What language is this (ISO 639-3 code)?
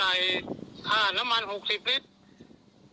tha